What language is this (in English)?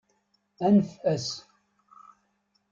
Kabyle